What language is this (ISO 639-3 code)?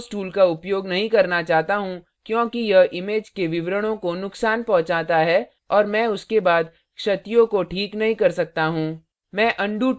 hin